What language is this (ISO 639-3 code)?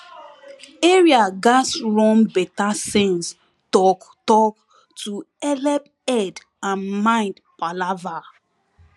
pcm